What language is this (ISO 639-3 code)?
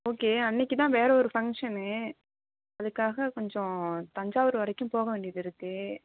tam